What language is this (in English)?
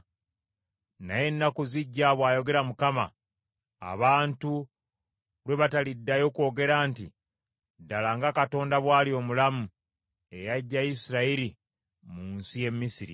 Ganda